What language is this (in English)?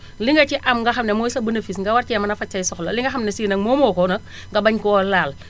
Wolof